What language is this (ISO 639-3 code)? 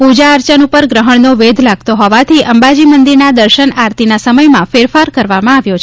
guj